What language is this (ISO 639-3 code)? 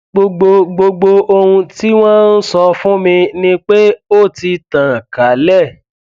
yor